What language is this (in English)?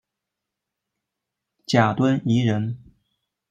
Chinese